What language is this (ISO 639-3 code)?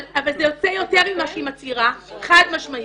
heb